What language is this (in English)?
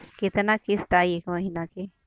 Bhojpuri